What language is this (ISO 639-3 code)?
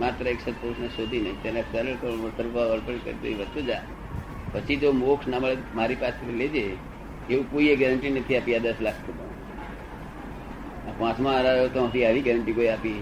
guj